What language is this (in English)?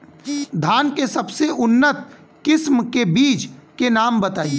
Bhojpuri